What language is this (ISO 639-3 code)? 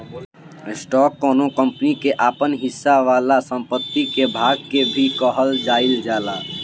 bho